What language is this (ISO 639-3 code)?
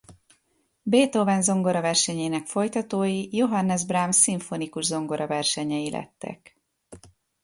hun